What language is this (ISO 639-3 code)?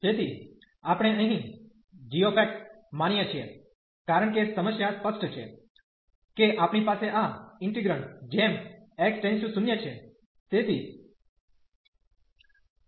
guj